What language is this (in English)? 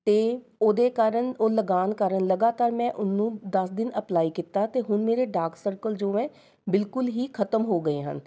Punjabi